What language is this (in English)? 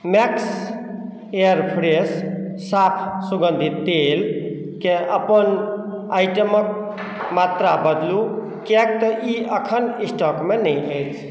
Maithili